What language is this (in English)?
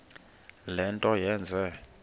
Xhosa